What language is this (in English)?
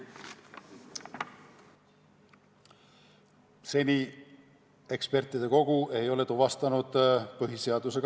Estonian